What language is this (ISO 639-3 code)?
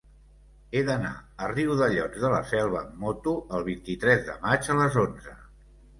cat